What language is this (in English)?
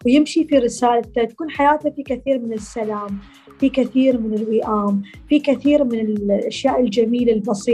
Arabic